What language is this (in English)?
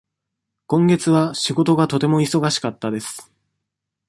Japanese